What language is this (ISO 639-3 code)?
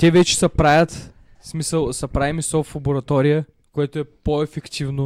bul